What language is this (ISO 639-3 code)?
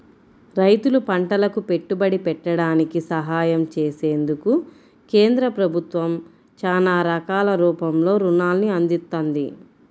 tel